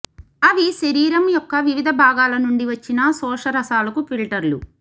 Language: Telugu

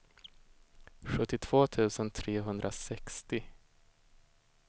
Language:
Swedish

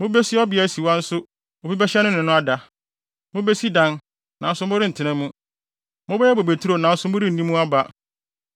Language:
Akan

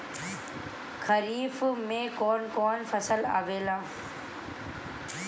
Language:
Bhojpuri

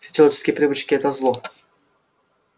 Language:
Russian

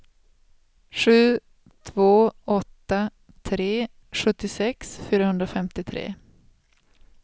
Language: Swedish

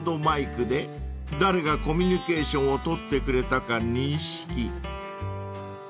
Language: Japanese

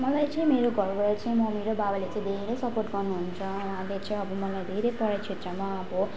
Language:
Nepali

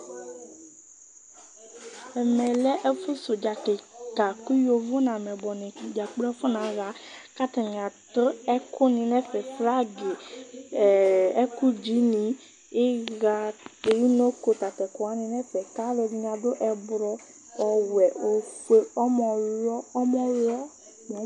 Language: Ikposo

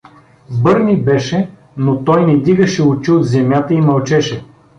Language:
Bulgarian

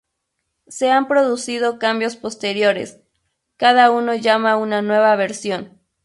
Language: Spanish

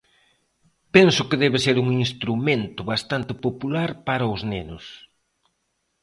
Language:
Galician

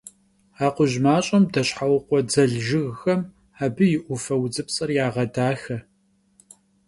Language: Kabardian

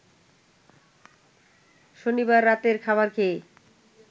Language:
Bangla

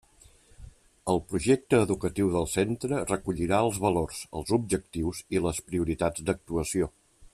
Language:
Catalan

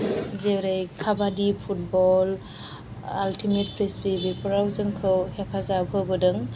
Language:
Bodo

